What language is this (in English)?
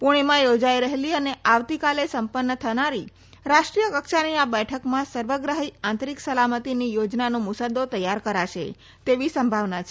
Gujarati